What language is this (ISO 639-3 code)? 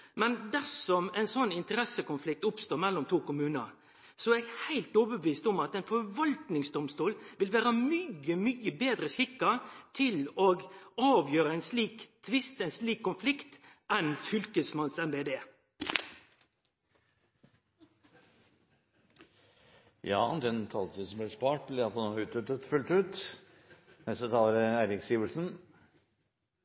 nor